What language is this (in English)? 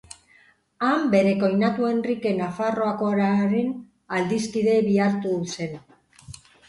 Basque